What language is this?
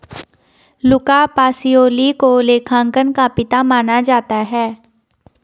Hindi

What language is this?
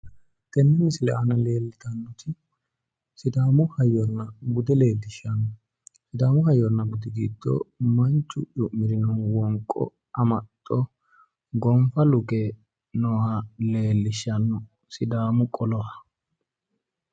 Sidamo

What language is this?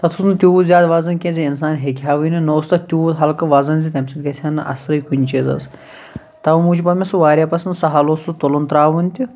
Kashmiri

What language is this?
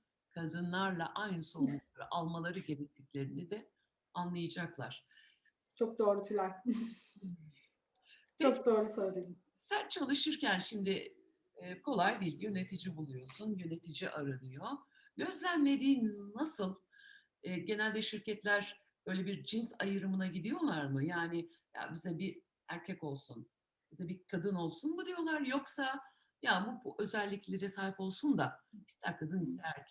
Turkish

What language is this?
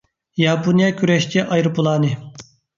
Uyghur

